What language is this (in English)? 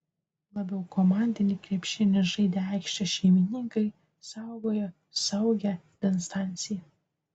Lithuanian